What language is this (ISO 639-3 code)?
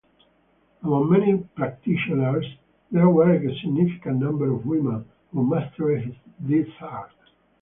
eng